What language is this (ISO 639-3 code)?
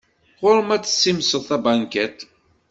kab